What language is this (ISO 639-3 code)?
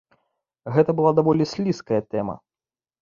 bel